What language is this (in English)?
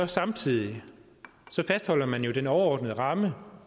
Danish